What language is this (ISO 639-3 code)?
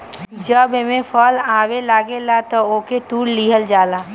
bho